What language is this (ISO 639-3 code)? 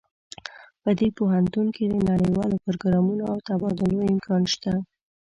pus